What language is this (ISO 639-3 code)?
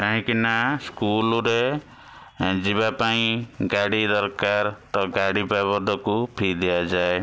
ori